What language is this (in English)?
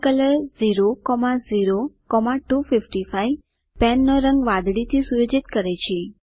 Gujarati